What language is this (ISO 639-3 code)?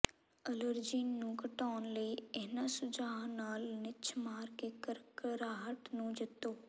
pan